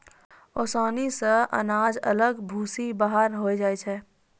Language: Maithili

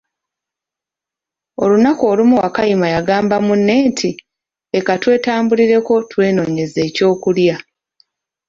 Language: Ganda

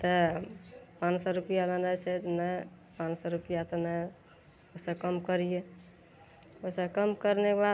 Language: Maithili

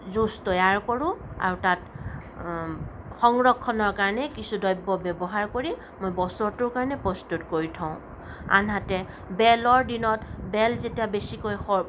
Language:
Assamese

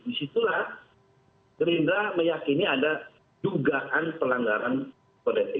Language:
Indonesian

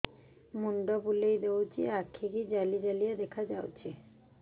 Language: Odia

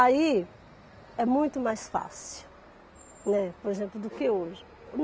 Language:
Portuguese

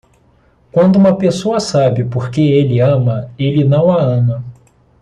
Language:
Portuguese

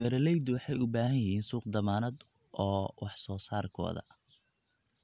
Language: Somali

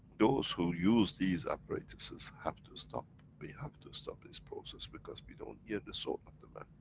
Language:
English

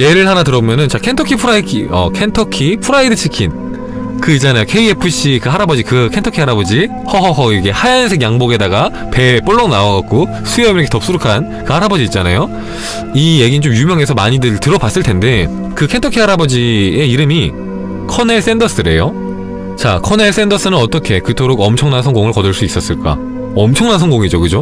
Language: Korean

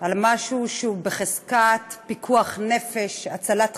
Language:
Hebrew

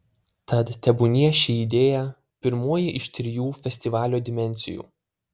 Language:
Lithuanian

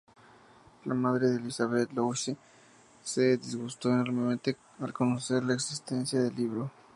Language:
Spanish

